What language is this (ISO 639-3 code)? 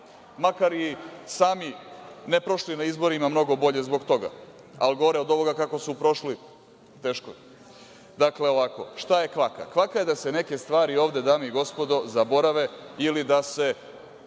srp